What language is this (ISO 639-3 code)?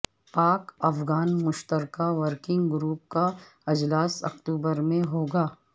urd